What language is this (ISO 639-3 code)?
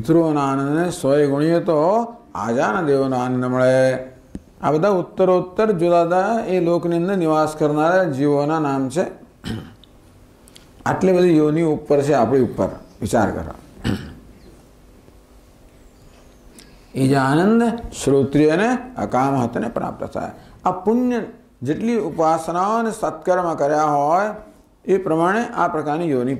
guj